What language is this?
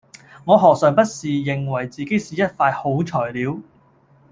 Cantonese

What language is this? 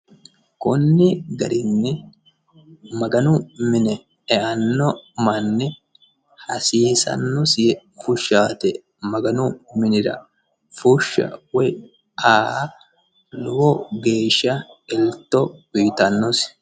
Sidamo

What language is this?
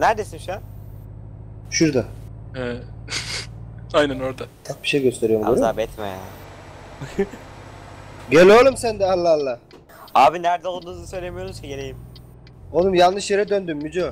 Turkish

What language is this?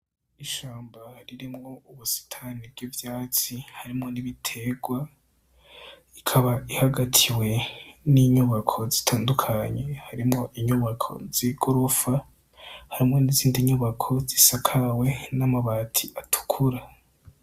Rundi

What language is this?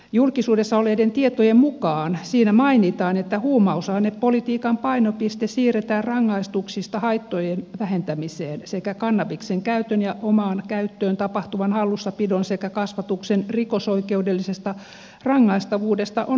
Finnish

